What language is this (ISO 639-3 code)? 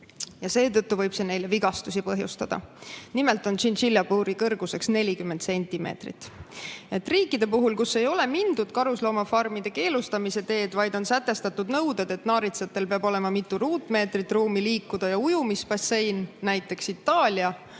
est